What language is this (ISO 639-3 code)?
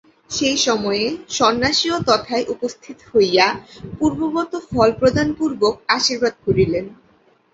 ben